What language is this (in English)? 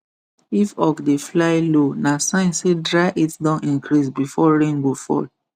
Nigerian Pidgin